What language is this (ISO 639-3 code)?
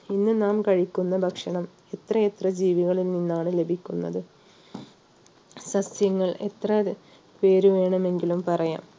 mal